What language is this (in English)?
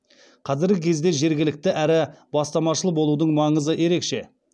Kazakh